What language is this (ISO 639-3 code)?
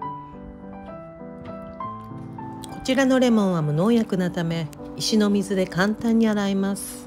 jpn